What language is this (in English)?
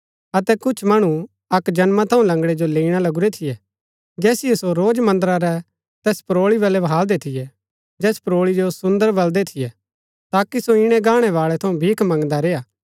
Gaddi